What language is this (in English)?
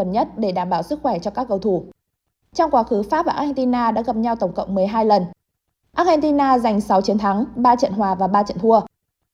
Vietnamese